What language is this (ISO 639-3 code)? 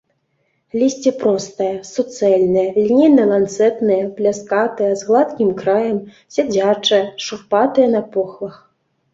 bel